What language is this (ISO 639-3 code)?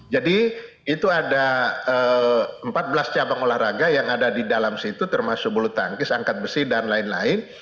ind